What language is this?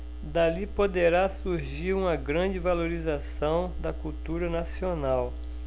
Portuguese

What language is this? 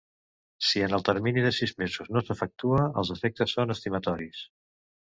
Catalan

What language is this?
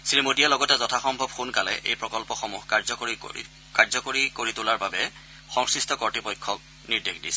Assamese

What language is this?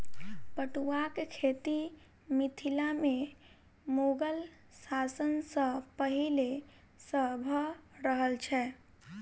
Maithili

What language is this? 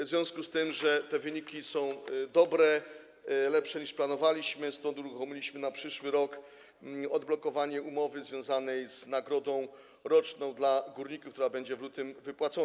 Polish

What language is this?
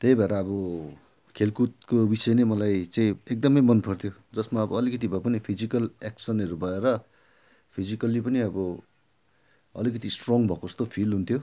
Nepali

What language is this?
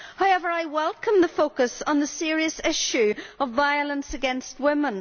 English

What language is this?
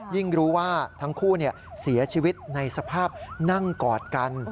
Thai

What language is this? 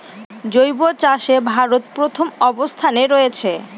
Bangla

